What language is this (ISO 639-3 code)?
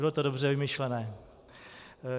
ces